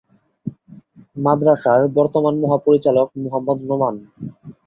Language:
Bangla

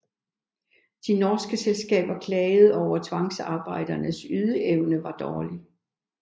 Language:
Danish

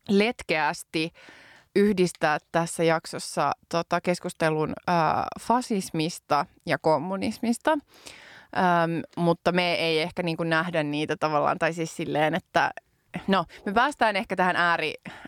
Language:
Finnish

